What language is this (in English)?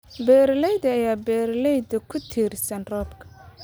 Somali